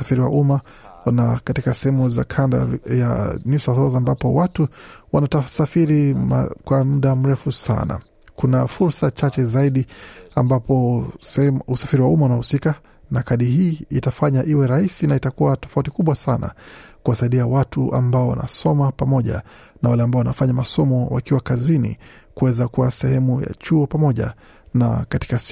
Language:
Swahili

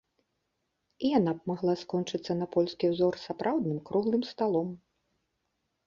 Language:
Belarusian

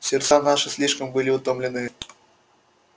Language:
Russian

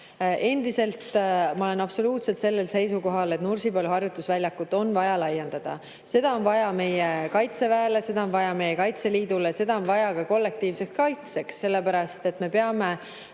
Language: Estonian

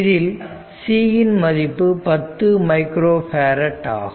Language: Tamil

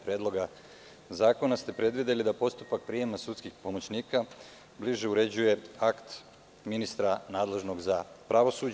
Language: Serbian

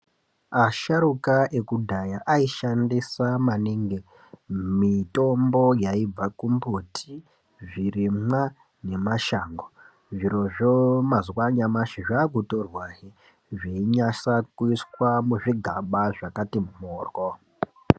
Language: Ndau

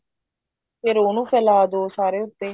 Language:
Punjabi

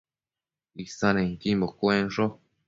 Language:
Matsés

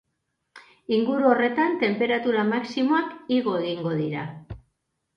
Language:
Basque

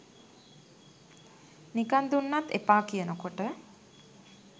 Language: Sinhala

